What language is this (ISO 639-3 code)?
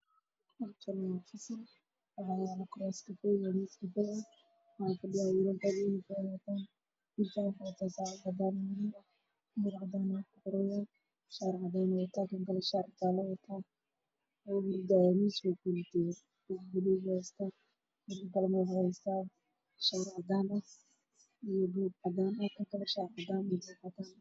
som